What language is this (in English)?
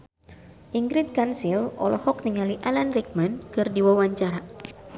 Sundanese